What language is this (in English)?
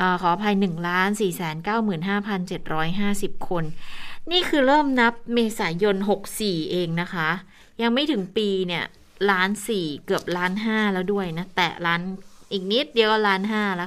Thai